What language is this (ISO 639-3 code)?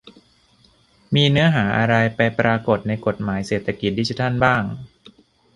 tha